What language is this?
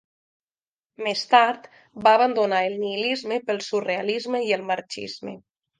Catalan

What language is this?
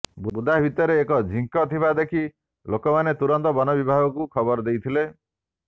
Odia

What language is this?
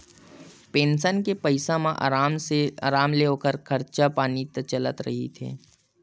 Chhattisgarhi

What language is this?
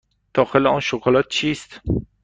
Persian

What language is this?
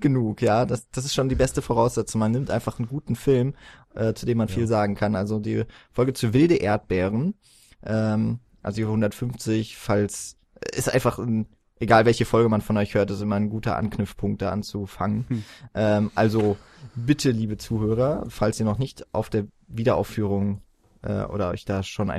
German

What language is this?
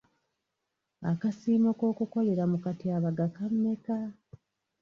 Ganda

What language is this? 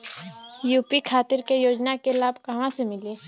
Bhojpuri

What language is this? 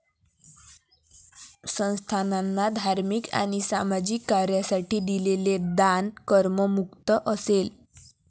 Marathi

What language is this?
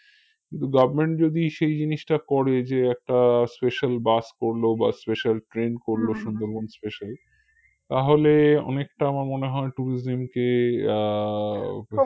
Bangla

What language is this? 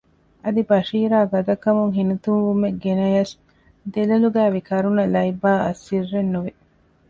Divehi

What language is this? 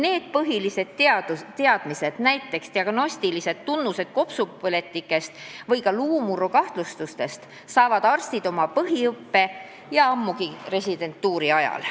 Estonian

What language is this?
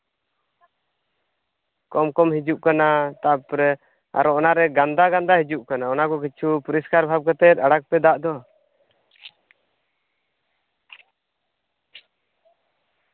Santali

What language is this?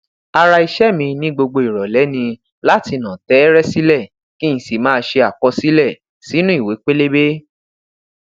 Yoruba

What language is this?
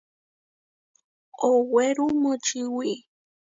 Huarijio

